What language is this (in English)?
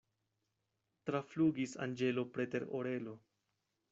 Esperanto